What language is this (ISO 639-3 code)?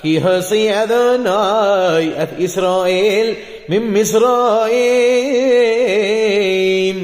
ara